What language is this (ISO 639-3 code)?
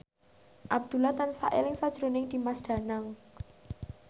jav